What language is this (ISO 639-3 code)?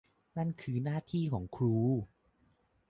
tha